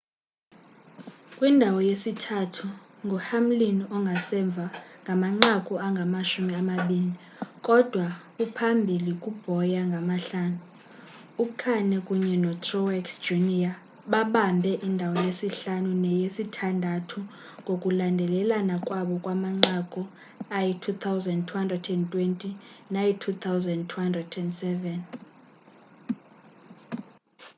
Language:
Xhosa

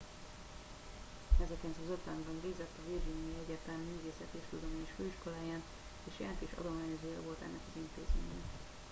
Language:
Hungarian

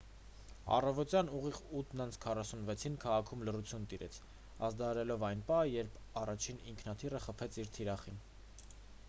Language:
Armenian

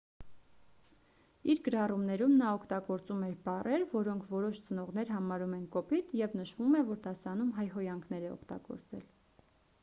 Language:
Armenian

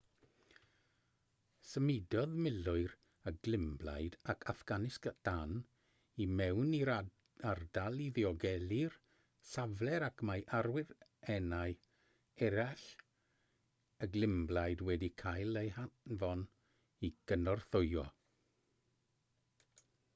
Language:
Welsh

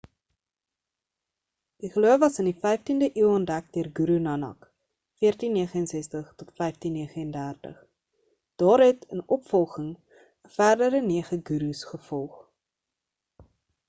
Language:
Afrikaans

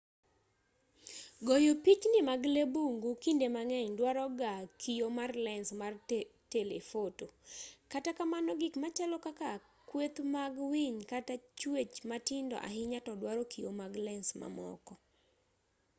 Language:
Luo (Kenya and Tanzania)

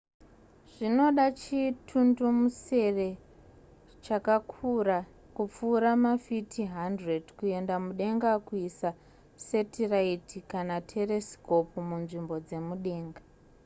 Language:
Shona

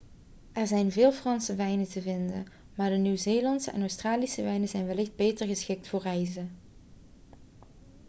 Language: Dutch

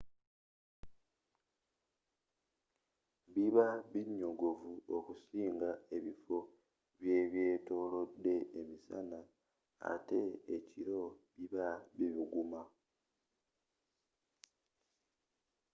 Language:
Ganda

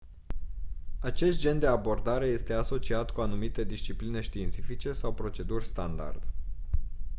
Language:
Romanian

